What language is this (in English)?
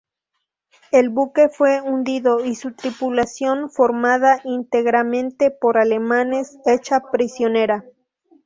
Spanish